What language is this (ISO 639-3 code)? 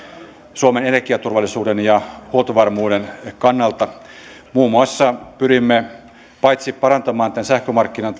fin